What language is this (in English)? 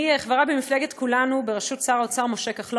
Hebrew